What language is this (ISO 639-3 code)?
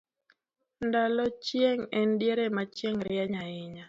luo